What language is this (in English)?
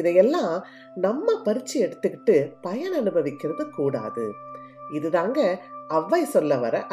Tamil